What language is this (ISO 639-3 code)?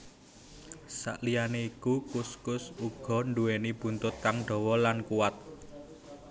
jav